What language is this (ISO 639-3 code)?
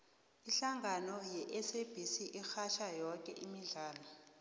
nbl